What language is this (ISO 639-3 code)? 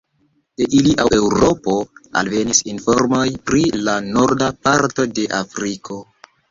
epo